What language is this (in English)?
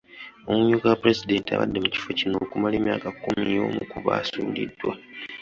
Ganda